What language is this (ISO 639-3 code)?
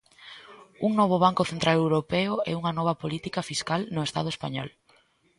glg